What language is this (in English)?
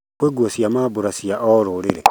Kikuyu